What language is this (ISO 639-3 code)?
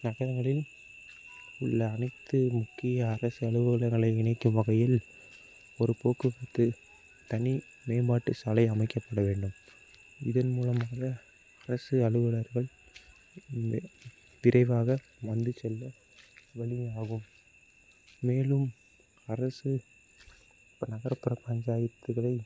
tam